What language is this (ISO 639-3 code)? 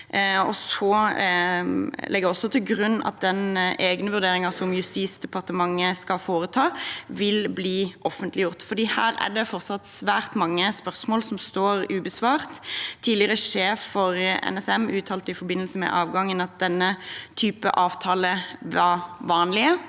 nor